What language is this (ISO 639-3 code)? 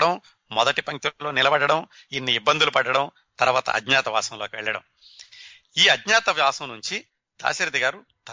tel